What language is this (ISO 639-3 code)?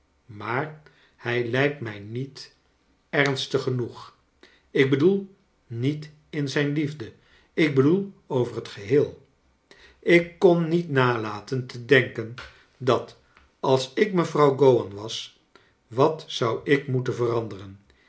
nld